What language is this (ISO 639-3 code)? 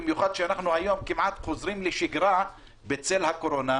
heb